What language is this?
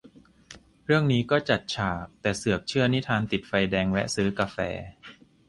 Thai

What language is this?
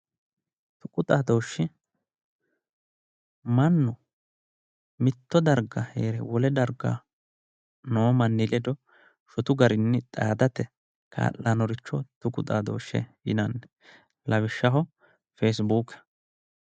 Sidamo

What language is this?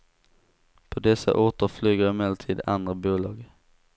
Swedish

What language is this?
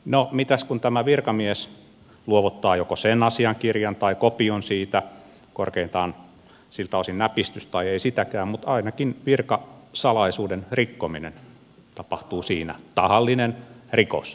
Finnish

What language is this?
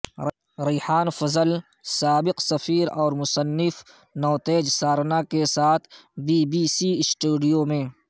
Urdu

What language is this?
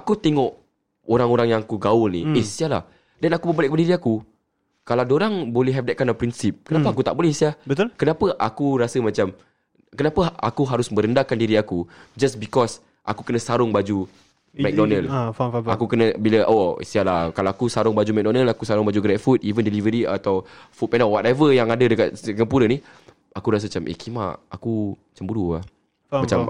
Malay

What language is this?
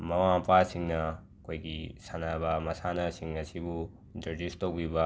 Manipuri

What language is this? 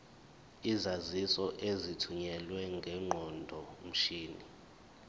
Zulu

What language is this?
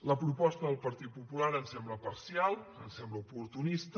Catalan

